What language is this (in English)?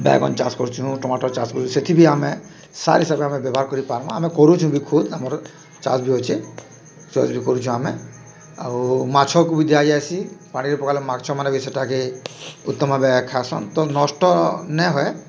Odia